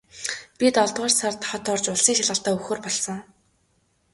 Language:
Mongolian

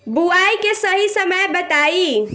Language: Bhojpuri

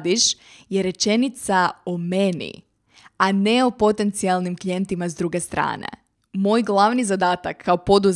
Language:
Croatian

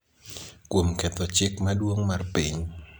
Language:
Luo (Kenya and Tanzania)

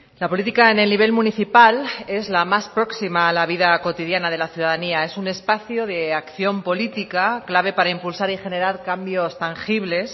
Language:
Spanish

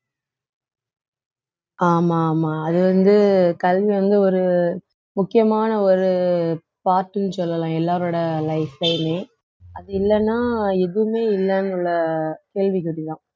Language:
Tamil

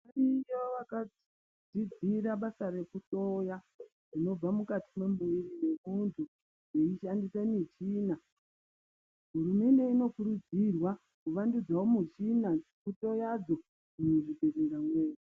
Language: Ndau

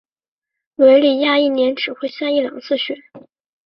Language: Chinese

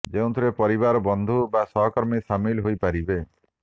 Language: Odia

